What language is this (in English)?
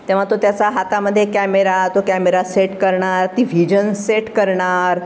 Marathi